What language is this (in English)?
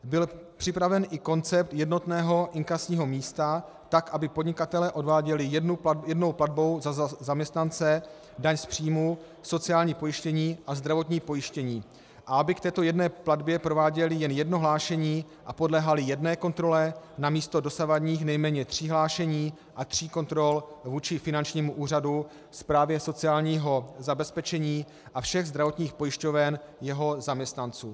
Czech